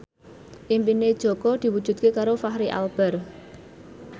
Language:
Javanese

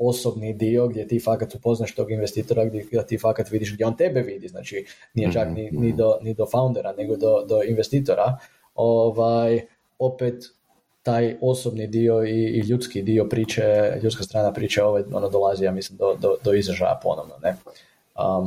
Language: Croatian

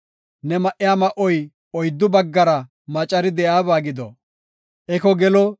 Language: Gofa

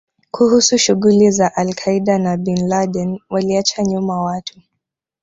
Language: Swahili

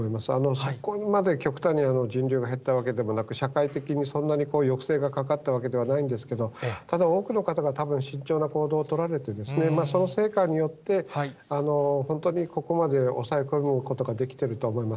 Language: Japanese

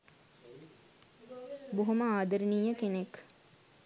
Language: Sinhala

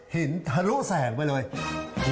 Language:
Thai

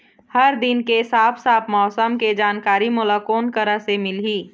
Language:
Chhattisgarhi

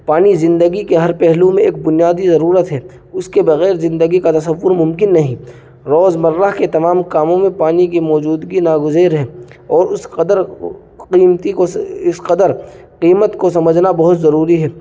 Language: Urdu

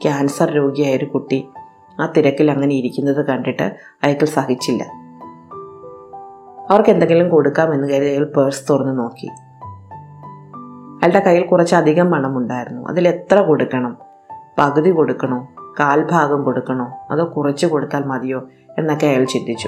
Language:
Malayalam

